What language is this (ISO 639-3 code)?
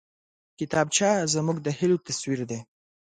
pus